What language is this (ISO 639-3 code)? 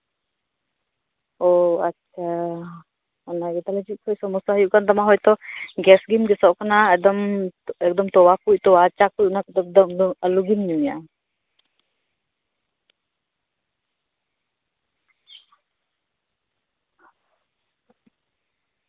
sat